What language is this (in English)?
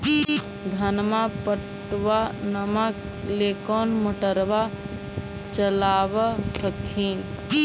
Magahi